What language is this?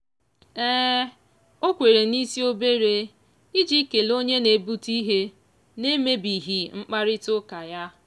Igbo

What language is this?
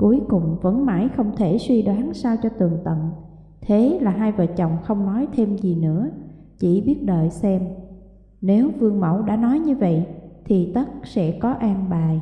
Vietnamese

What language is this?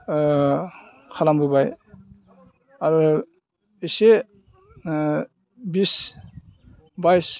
Bodo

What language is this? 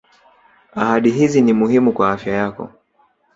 Swahili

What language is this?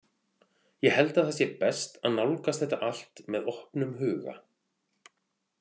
Icelandic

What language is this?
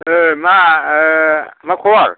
Bodo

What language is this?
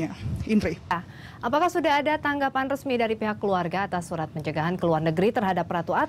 Indonesian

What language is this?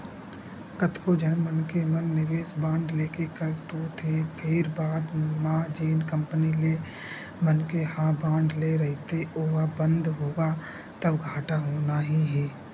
Chhattisgarhi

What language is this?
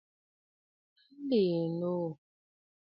Bafut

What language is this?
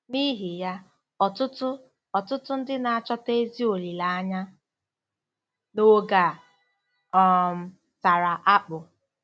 Igbo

